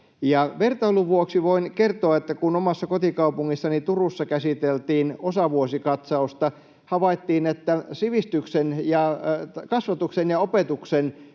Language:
Finnish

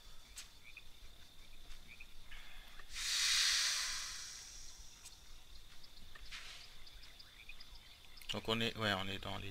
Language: French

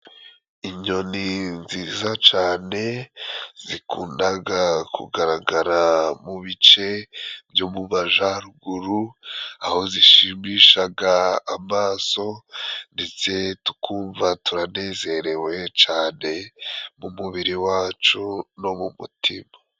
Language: Kinyarwanda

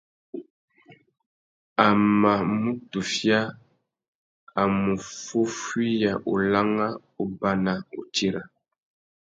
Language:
Tuki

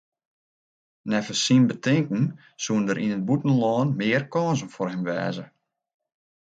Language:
Western Frisian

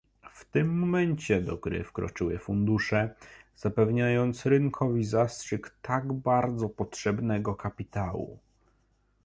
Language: Polish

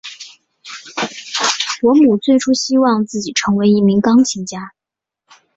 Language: Chinese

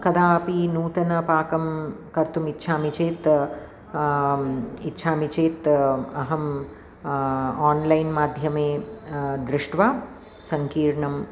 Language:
Sanskrit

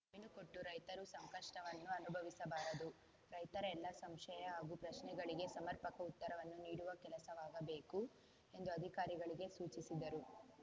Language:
Kannada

